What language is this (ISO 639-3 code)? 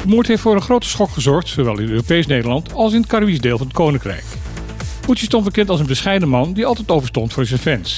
nld